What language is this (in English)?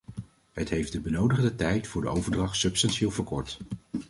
Dutch